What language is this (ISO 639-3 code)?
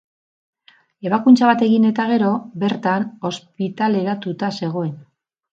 eus